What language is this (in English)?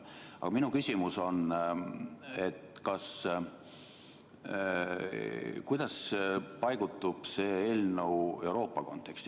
Estonian